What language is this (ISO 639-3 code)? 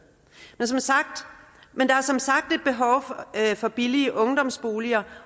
dan